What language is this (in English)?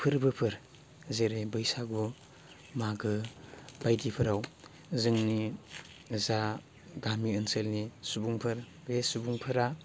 Bodo